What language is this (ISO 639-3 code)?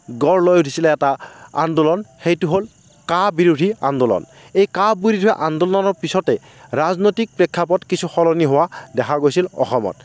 asm